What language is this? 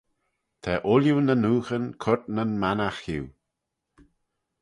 Manx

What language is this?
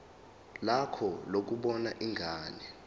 Zulu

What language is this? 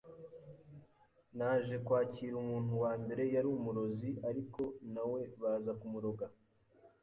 Kinyarwanda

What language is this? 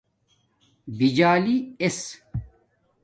Domaaki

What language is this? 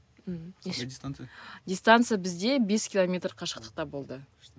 Kazakh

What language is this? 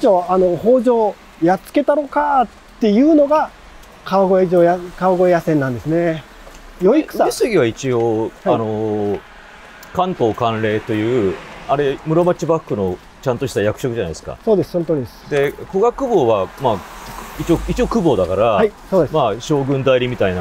Japanese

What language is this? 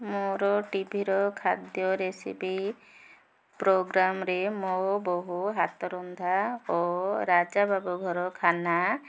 Odia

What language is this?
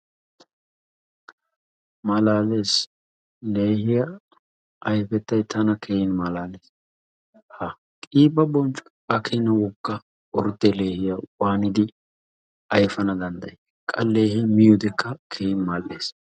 Wolaytta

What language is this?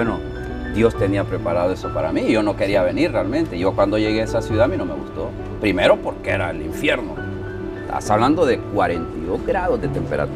Spanish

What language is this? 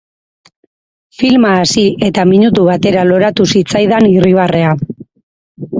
Basque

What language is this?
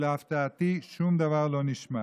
Hebrew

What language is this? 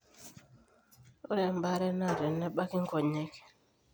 Masai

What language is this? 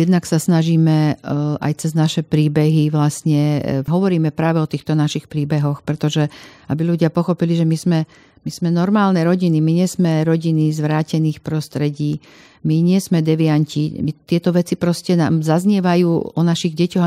Slovak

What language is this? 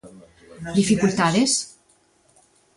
Galician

